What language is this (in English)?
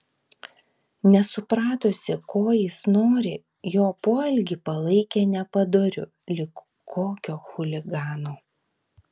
Lithuanian